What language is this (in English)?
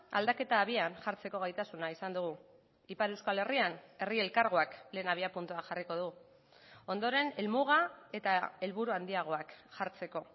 Basque